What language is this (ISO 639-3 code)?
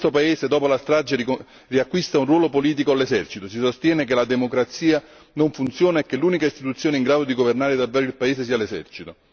ita